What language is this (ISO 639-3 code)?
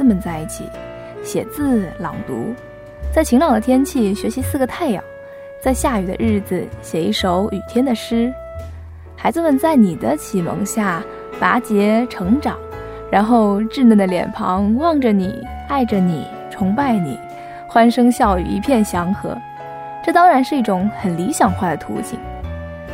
zho